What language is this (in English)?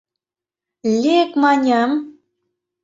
Mari